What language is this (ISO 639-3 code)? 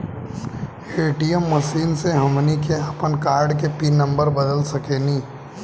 bho